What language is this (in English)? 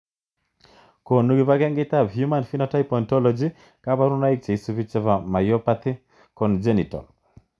Kalenjin